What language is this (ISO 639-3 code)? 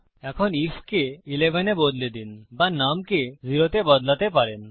ben